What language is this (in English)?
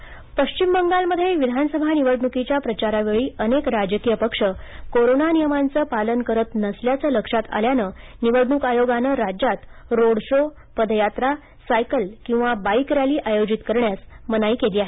Marathi